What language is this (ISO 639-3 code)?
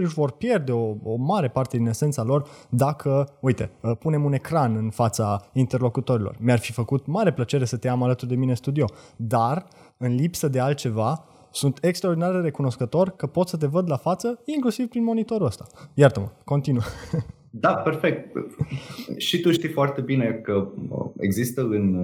ron